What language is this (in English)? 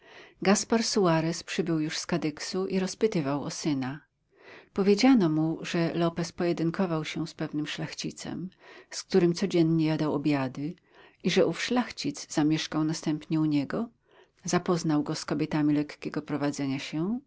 Polish